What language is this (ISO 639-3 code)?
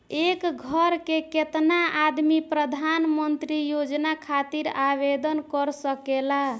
bho